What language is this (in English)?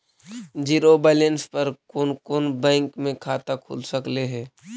Magahi